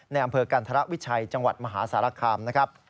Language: Thai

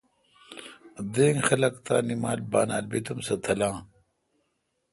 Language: Kalkoti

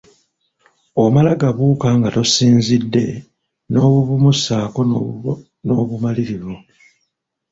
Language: Ganda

